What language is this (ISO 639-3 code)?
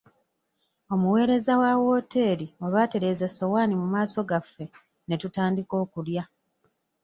lug